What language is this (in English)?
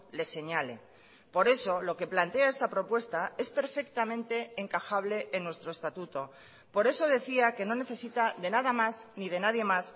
Spanish